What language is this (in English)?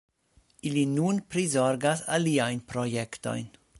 Esperanto